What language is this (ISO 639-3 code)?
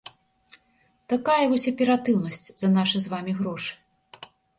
bel